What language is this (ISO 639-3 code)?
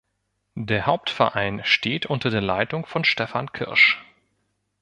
deu